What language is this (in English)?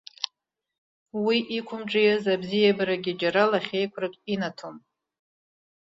Abkhazian